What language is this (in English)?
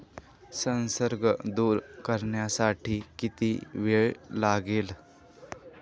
Marathi